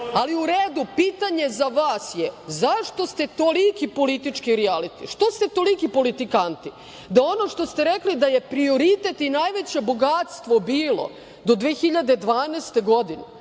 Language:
Serbian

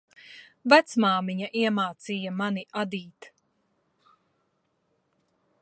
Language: Latvian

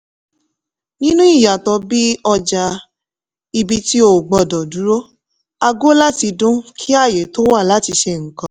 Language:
Yoruba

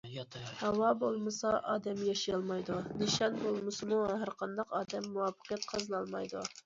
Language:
Uyghur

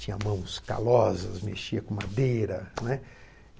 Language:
Portuguese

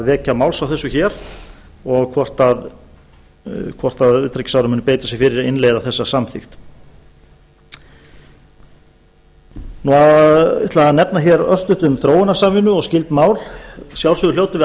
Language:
Icelandic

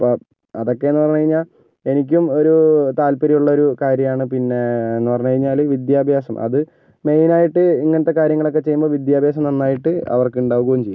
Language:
Malayalam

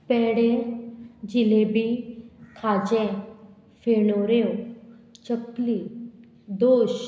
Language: Konkani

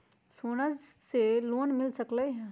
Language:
Magahi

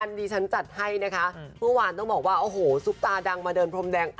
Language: Thai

